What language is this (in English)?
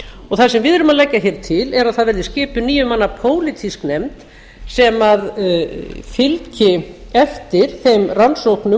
Icelandic